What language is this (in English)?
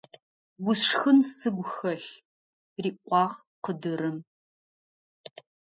Adyghe